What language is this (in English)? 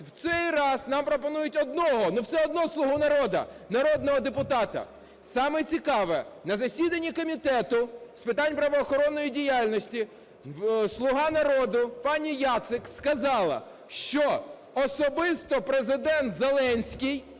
Ukrainian